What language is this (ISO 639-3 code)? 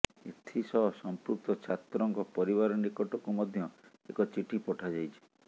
ori